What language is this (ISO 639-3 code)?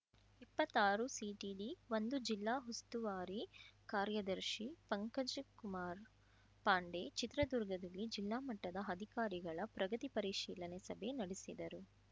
kan